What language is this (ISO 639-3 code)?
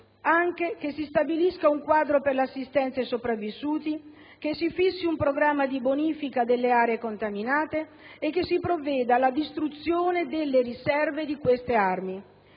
ita